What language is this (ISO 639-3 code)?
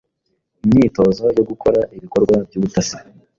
kin